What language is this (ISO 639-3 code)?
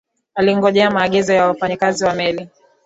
swa